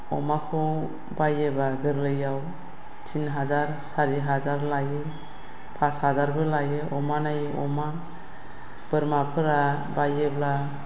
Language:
Bodo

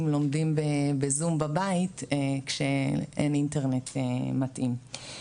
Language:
Hebrew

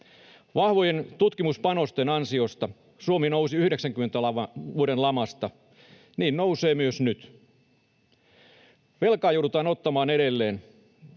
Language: Finnish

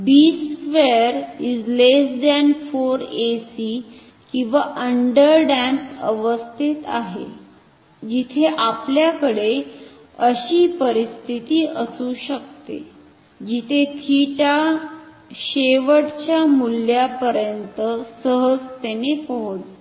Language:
Marathi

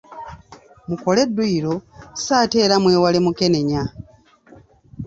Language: Ganda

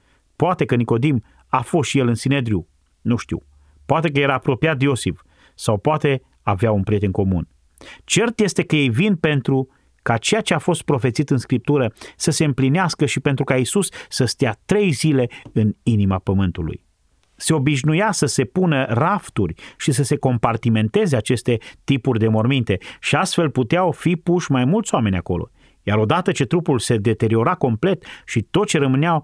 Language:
Romanian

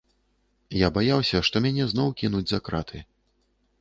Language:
Belarusian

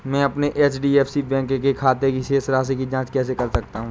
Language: Hindi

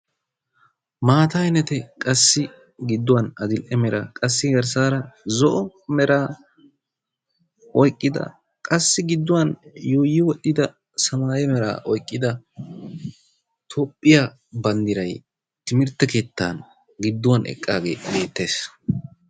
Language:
Wolaytta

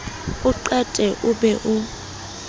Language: Southern Sotho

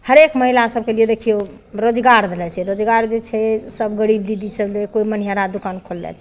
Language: Maithili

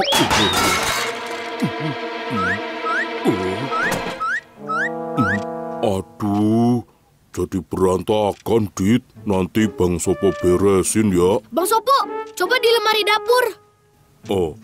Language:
Indonesian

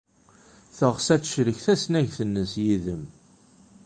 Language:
Kabyle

